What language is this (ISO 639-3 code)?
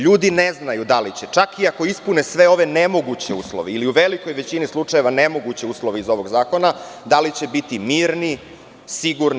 srp